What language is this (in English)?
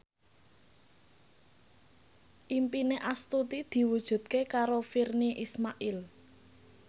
Javanese